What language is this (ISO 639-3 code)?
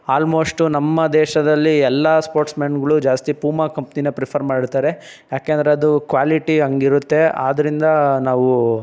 kan